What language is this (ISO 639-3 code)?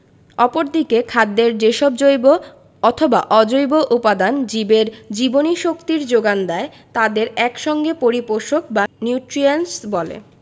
ben